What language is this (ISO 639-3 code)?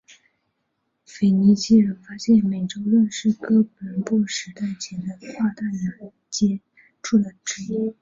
zho